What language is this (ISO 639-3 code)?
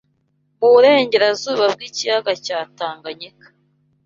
kin